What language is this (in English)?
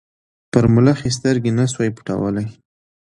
Pashto